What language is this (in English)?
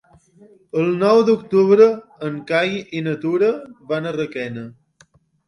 Catalan